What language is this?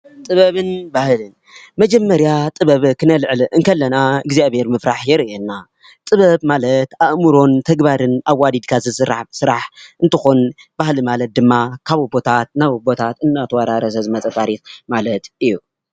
Tigrinya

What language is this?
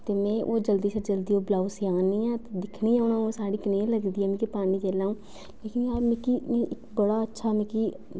Dogri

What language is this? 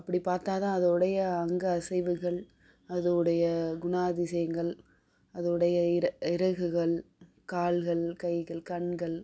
Tamil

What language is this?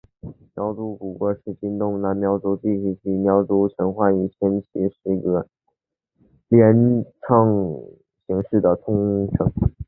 Chinese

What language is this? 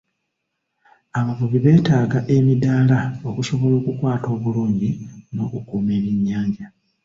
Ganda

